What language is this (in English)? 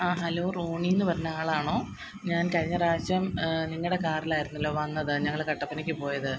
Malayalam